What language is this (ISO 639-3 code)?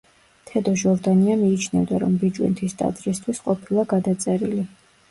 kat